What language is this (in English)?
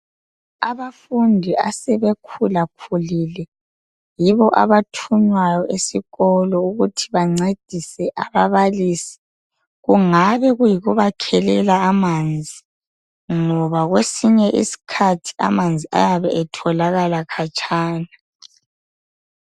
North Ndebele